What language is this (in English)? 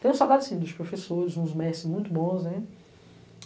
Portuguese